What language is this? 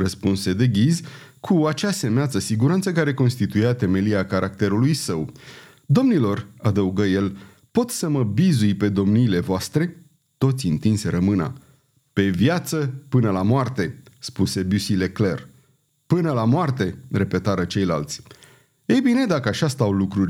Romanian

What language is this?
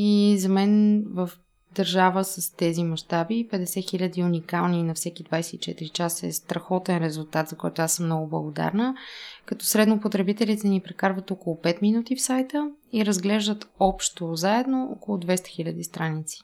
Bulgarian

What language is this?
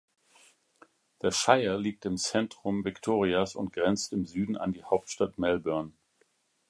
German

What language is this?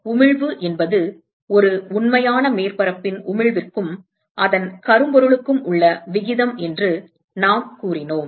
Tamil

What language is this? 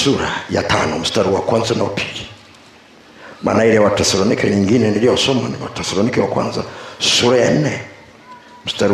Swahili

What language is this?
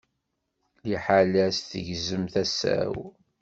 Kabyle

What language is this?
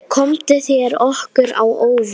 Icelandic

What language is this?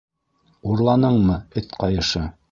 Bashkir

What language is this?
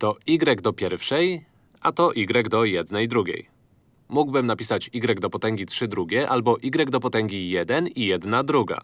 Polish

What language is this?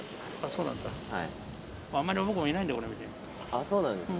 Japanese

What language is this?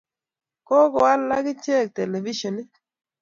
Kalenjin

